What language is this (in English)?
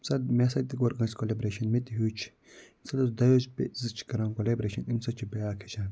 Kashmiri